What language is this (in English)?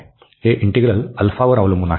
Marathi